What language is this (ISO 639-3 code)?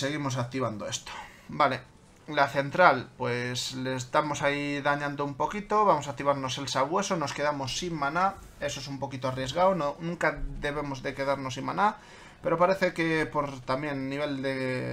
spa